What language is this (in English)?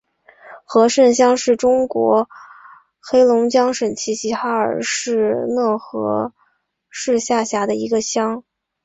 Chinese